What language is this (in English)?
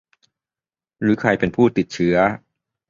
Thai